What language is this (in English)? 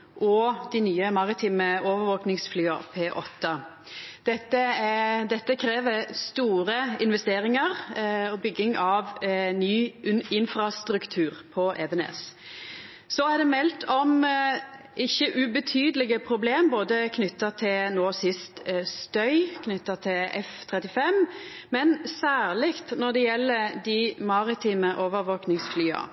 Norwegian Nynorsk